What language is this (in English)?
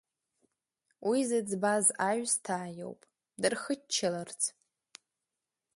Abkhazian